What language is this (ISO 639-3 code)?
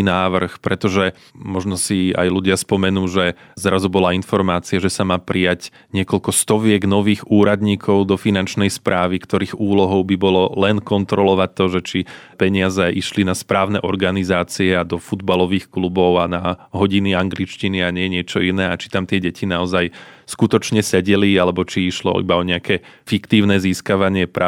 slk